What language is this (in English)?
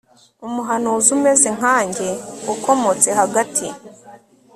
Kinyarwanda